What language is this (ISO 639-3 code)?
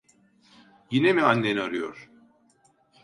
tur